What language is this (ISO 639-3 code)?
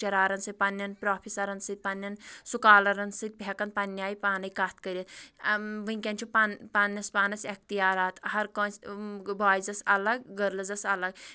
kas